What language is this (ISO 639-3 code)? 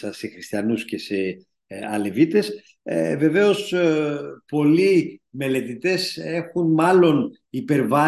ell